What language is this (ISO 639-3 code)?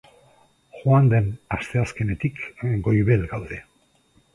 eus